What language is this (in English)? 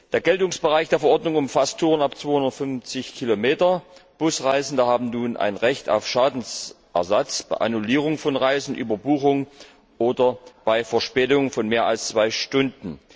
German